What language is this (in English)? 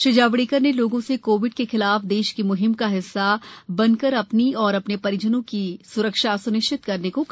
Hindi